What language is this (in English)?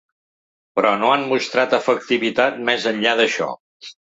Catalan